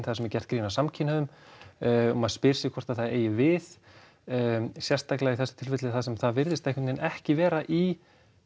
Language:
Icelandic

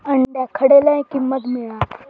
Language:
Marathi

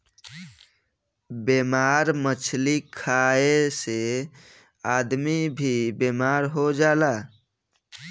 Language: Bhojpuri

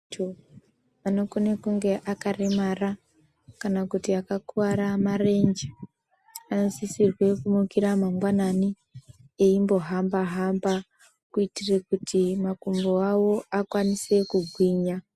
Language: Ndau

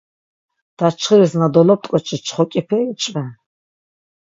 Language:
Laz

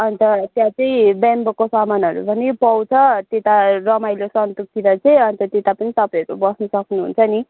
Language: Nepali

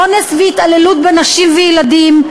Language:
Hebrew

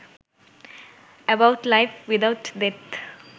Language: Bangla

